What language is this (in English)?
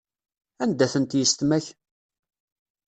Kabyle